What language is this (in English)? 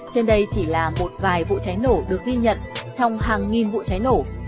Vietnamese